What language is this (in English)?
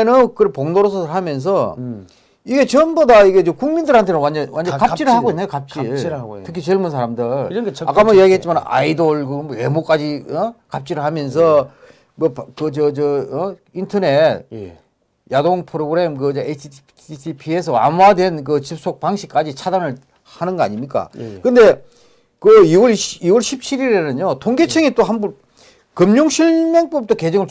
Korean